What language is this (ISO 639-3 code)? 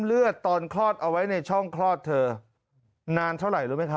tha